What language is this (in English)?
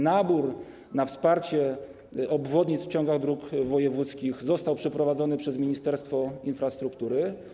Polish